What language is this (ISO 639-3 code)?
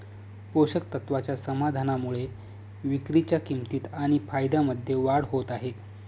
mar